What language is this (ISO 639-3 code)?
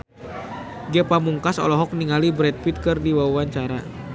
sun